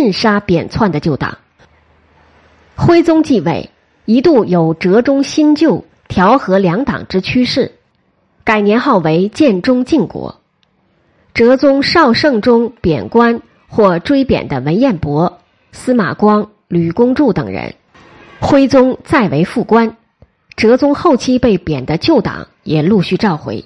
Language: Chinese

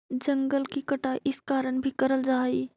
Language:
Magahi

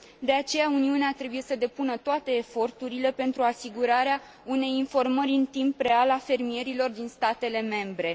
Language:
Romanian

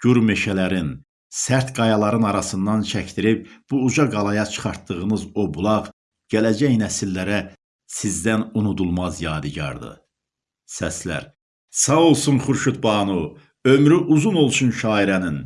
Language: Turkish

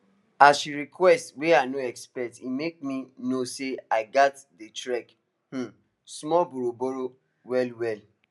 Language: Nigerian Pidgin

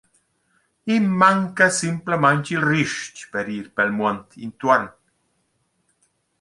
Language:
Romansh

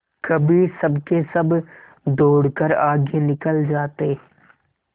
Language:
Hindi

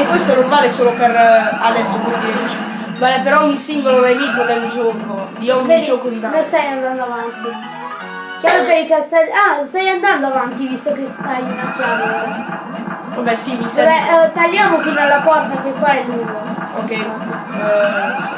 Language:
Italian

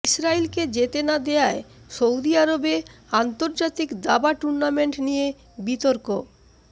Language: Bangla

